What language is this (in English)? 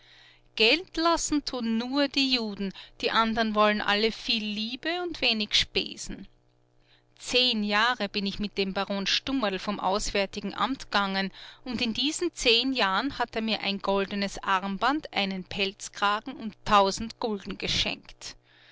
German